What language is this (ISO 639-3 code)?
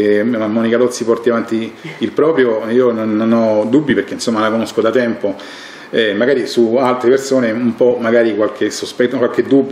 ita